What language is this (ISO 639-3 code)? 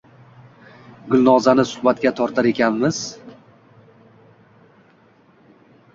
uzb